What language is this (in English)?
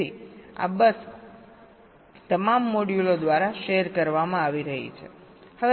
Gujarati